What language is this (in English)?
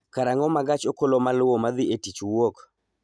Luo (Kenya and Tanzania)